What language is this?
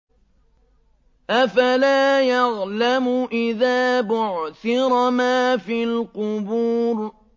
Arabic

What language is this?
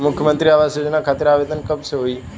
Bhojpuri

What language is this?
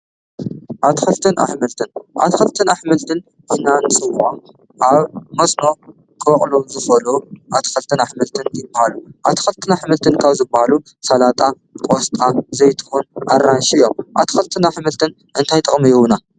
Tigrinya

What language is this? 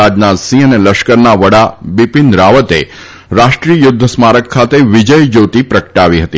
Gujarati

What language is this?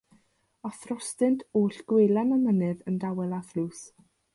Welsh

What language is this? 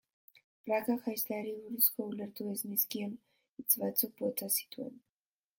Basque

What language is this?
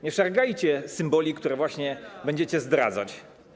Polish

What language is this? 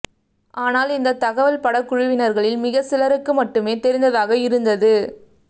Tamil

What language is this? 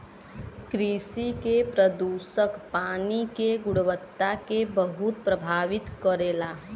Bhojpuri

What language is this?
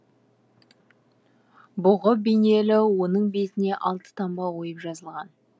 Kazakh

